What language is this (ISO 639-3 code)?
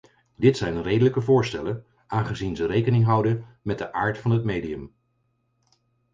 nld